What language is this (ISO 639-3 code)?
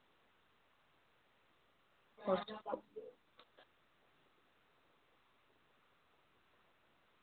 doi